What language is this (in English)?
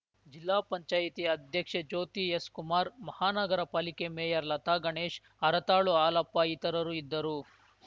Kannada